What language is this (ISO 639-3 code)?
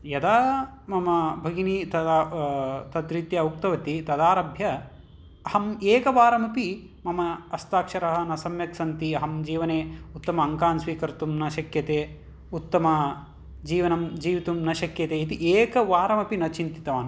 san